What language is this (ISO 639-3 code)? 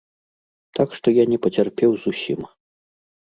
bel